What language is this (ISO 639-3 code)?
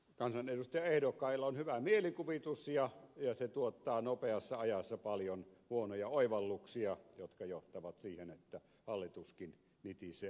fin